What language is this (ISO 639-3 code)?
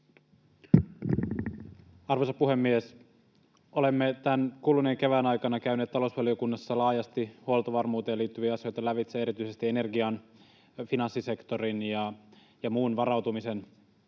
fin